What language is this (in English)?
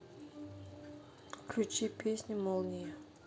Russian